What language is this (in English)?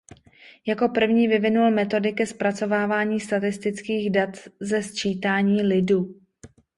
Czech